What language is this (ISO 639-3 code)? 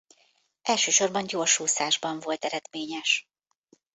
hun